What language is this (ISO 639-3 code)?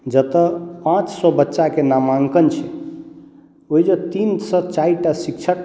mai